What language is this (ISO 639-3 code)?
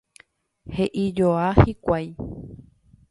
grn